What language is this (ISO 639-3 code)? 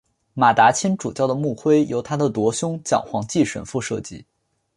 zho